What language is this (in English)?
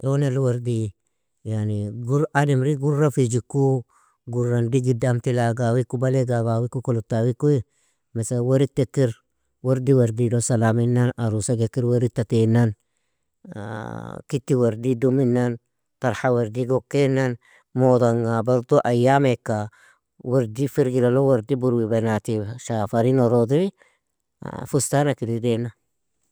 Nobiin